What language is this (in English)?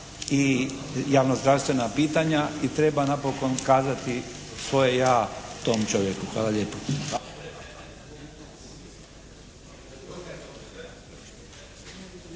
Croatian